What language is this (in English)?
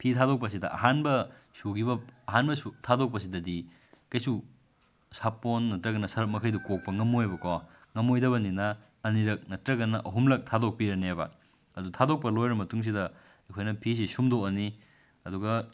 Manipuri